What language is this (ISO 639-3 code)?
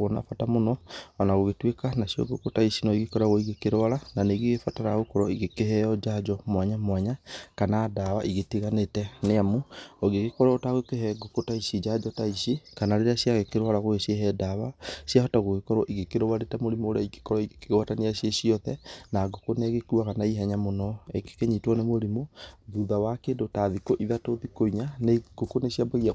kik